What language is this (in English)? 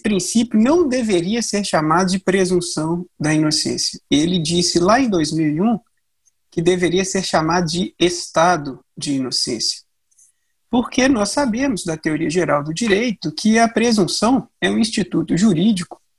Portuguese